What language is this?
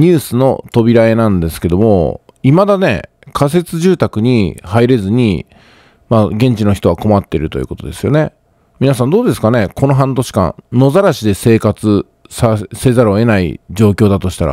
Japanese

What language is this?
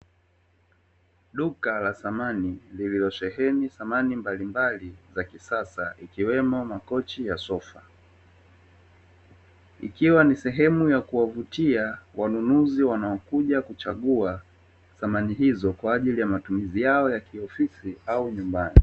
Swahili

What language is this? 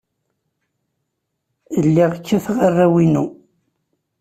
Kabyle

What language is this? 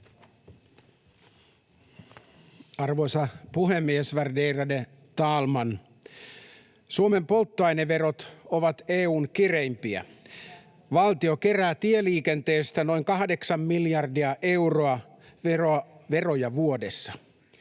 Finnish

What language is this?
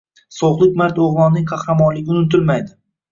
Uzbek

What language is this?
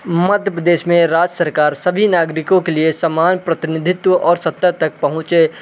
Hindi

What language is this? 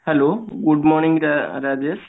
Odia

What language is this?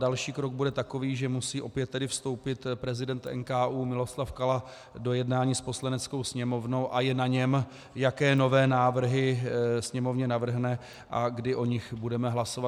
Czech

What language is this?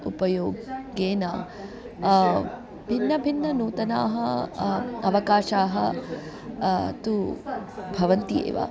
Sanskrit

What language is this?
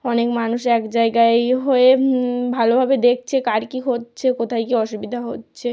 Bangla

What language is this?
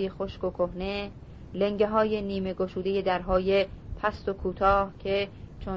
Persian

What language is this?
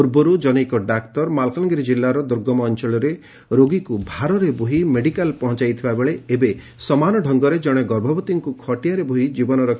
Odia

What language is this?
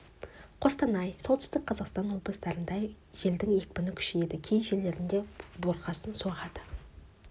Kazakh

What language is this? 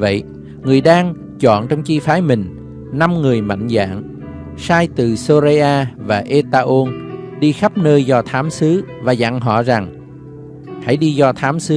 Vietnamese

